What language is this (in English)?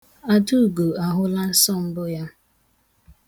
Igbo